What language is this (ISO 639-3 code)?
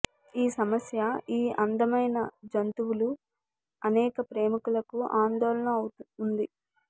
tel